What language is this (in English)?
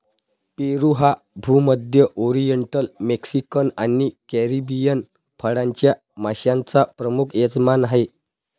Marathi